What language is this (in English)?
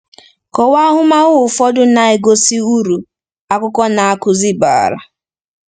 Igbo